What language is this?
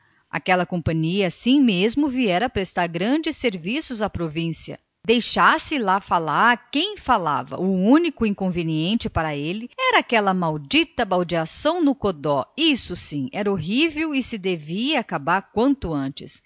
Portuguese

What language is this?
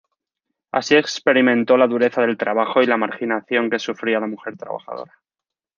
Spanish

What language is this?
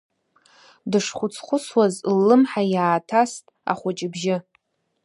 Abkhazian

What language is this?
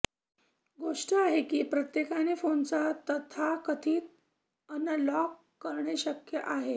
Marathi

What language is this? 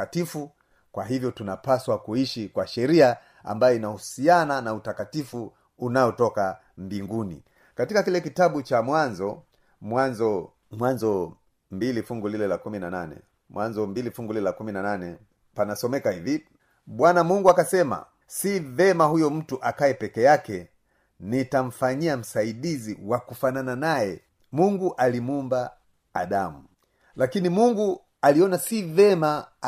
Swahili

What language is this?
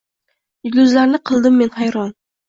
Uzbek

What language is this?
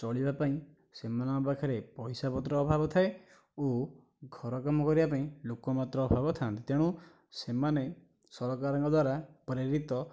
Odia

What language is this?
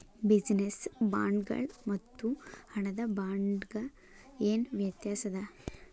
Kannada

